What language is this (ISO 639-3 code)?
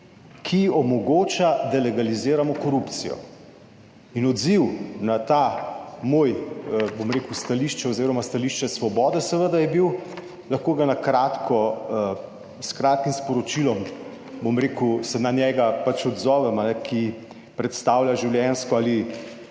slv